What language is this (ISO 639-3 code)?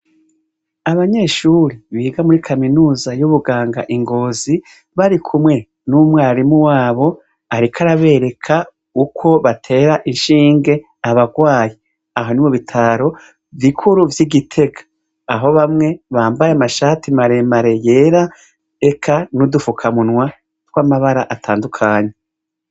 run